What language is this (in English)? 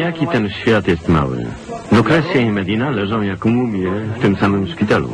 Polish